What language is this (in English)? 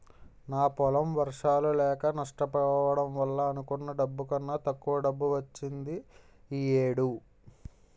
Telugu